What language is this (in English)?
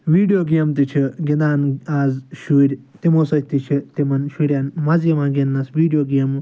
Kashmiri